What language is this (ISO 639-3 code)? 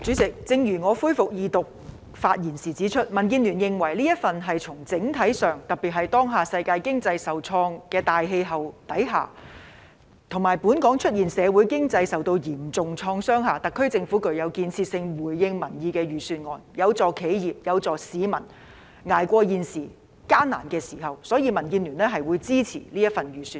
yue